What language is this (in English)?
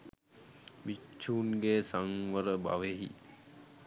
Sinhala